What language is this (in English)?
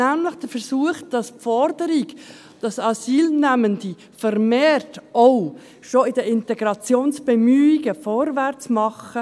Swiss German